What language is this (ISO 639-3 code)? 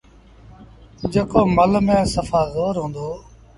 sbn